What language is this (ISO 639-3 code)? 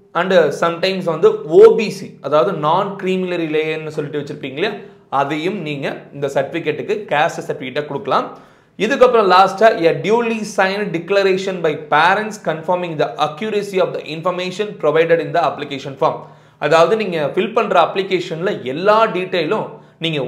tam